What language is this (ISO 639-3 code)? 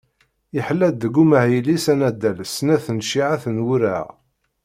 kab